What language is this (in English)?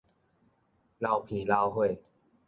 Min Nan Chinese